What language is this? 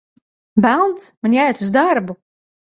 Latvian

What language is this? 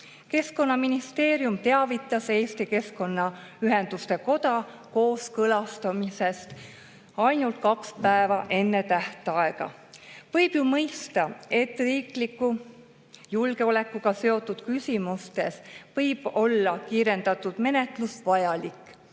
Estonian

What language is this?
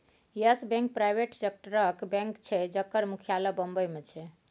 Maithili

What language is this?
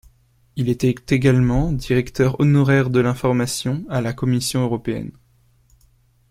French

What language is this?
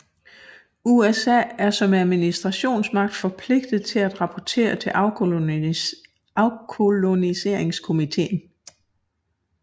Danish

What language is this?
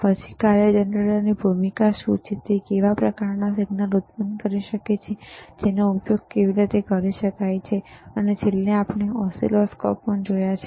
Gujarati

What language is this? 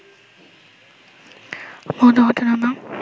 Bangla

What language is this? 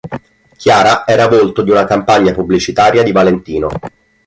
Italian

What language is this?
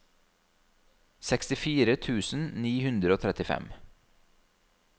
Norwegian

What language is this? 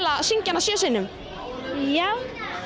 Icelandic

